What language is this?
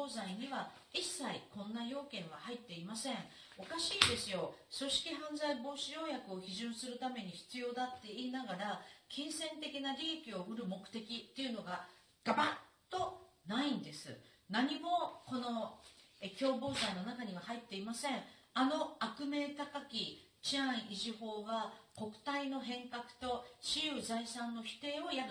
Japanese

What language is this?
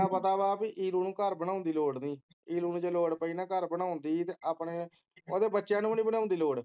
Punjabi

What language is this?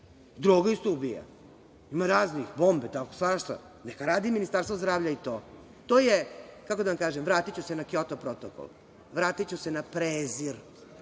Serbian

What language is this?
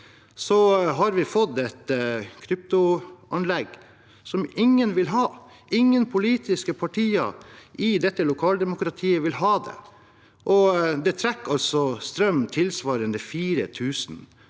Norwegian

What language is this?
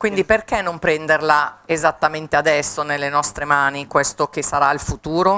Italian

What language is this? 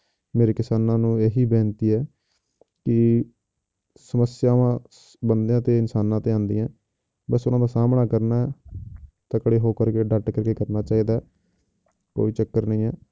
Punjabi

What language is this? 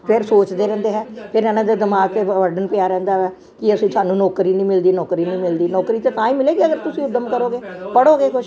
Punjabi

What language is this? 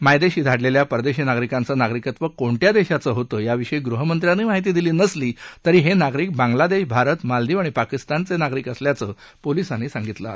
Marathi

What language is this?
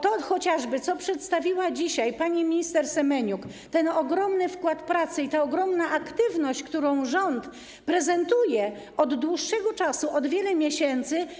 Polish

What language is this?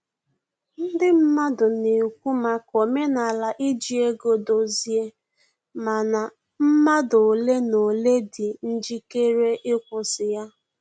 Igbo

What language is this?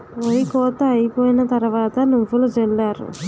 Telugu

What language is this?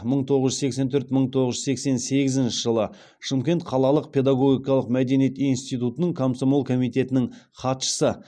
Kazakh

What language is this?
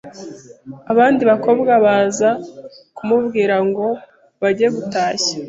Kinyarwanda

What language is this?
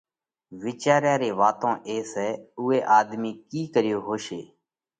Parkari Koli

